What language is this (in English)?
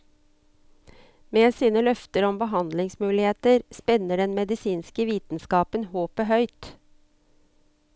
Norwegian